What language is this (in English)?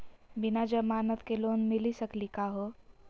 Magahi